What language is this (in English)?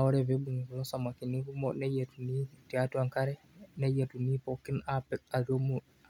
Masai